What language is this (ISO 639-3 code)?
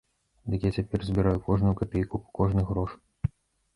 bel